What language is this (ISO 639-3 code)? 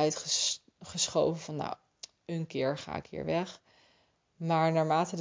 nld